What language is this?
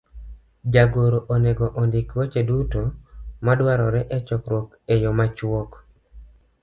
Luo (Kenya and Tanzania)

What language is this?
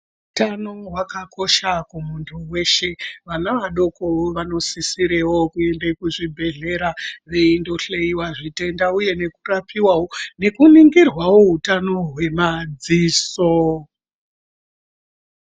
Ndau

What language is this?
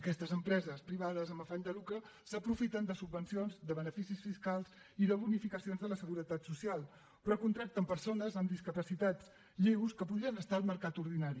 Catalan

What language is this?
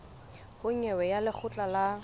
Southern Sotho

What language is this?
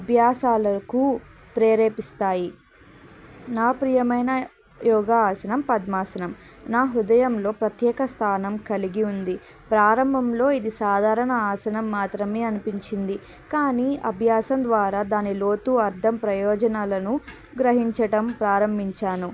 Telugu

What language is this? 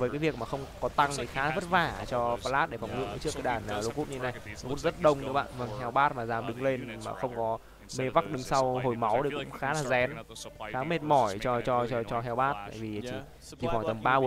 Vietnamese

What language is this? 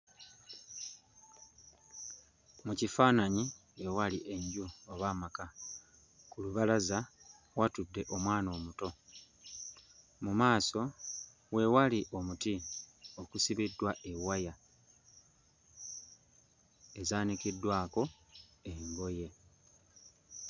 Ganda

